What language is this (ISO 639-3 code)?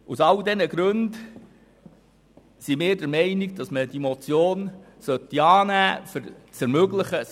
gsw